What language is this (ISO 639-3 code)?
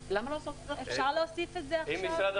heb